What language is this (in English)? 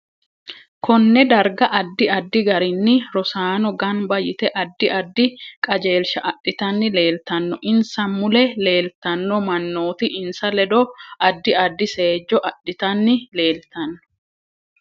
Sidamo